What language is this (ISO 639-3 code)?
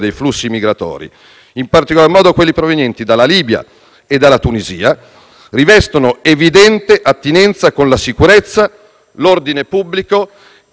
ita